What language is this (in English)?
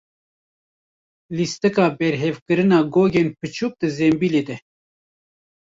Kurdish